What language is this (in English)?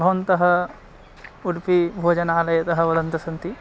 Sanskrit